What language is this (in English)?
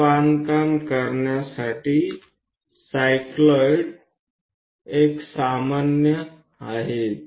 Gujarati